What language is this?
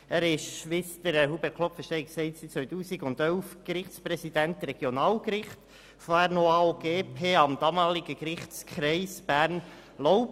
Swiss German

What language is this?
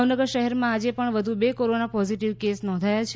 Gujarati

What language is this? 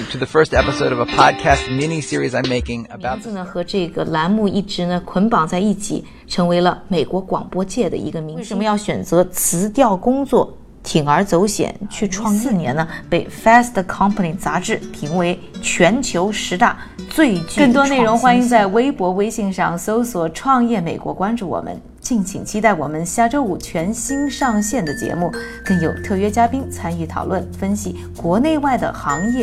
Chinese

